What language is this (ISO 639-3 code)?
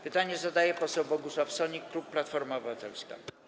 pol